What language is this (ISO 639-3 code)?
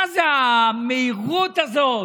heb